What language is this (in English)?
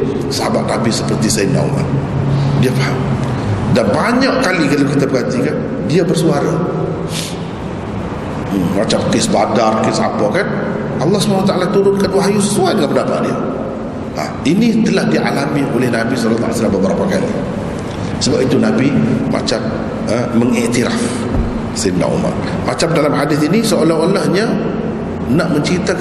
Malay